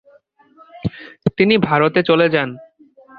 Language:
Bangla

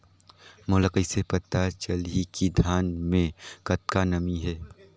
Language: Chhattisgarhi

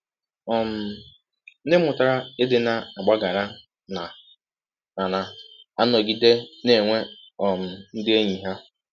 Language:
Igbo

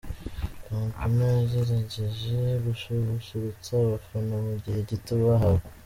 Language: Kinyarwanda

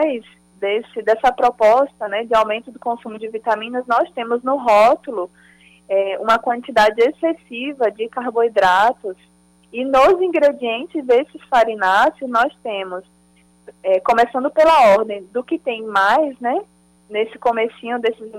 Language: Portuguese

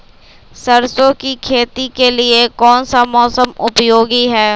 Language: Magahi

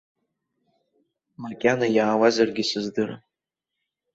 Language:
Abkhazian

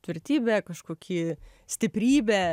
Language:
Lithuanian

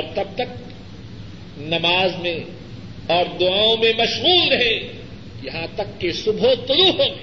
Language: Urdu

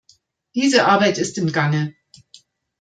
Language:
German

